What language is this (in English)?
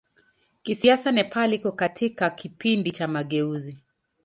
Swahili